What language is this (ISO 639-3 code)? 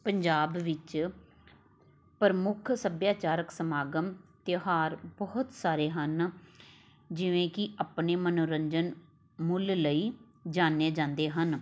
pan